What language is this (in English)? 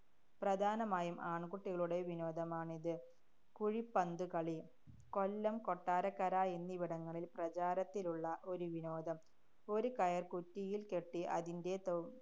Malayalam